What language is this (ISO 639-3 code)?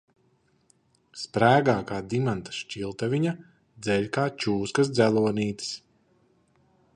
lav